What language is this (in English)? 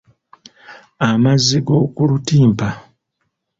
Ganda